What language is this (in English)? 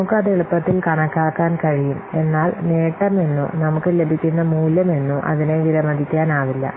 Malayalam